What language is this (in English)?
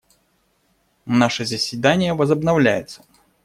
Russian